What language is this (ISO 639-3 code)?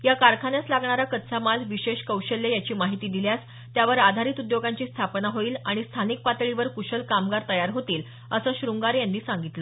mar